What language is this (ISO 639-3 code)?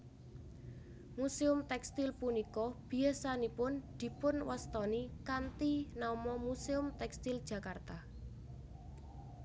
jav